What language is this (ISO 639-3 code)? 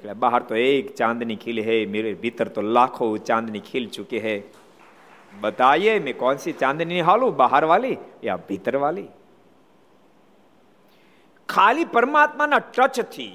guj